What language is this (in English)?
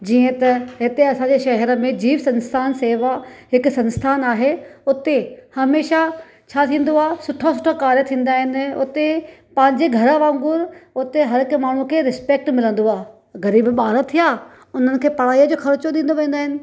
Sindhi